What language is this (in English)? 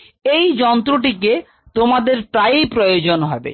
Bangla